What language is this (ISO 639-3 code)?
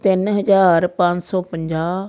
pan